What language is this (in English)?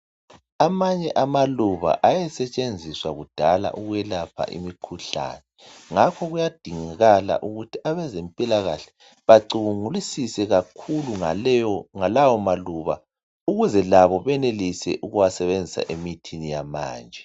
North Ndebele